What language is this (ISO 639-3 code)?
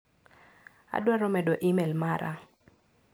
luo